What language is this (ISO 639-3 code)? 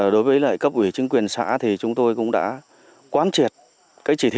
vie